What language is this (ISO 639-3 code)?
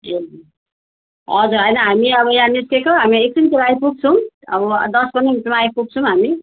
nep